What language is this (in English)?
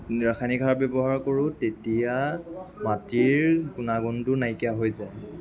Assamese